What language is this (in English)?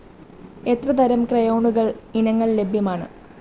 Malayalam